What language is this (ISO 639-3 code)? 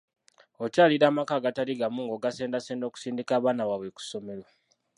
lug